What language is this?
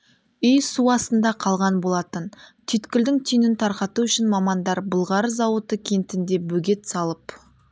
Kazakh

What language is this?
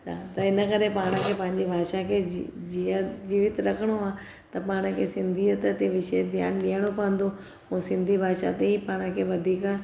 Sindhi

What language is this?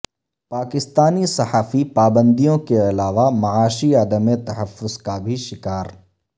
Urdu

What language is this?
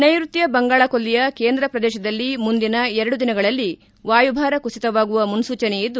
Kannada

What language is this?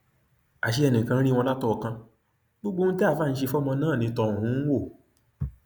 Yoruba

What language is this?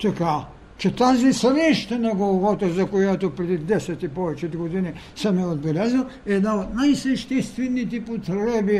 Bulgarian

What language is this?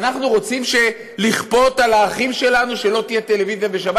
Hebrew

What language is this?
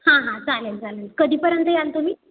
Marathi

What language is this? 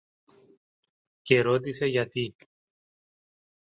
Greek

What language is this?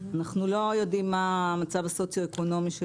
Hebrew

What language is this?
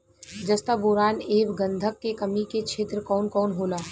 Bhojpuri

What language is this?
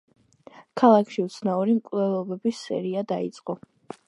Georgian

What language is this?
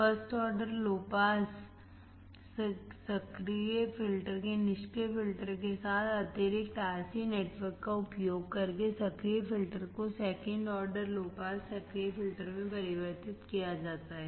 Hindi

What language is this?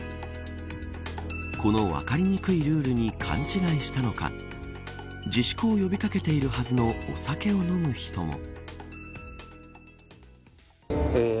Japanese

